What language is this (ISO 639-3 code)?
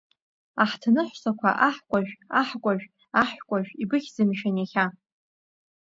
abk